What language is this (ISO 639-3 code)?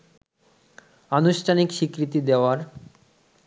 ben